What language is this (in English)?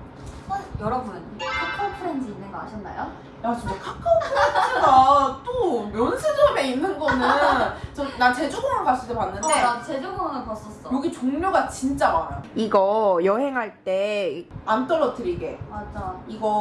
Korean